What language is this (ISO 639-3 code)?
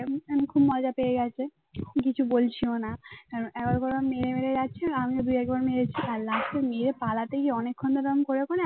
ben